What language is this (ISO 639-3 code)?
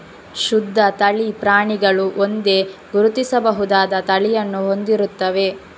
kan